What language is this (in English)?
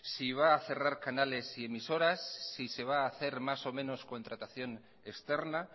Spanish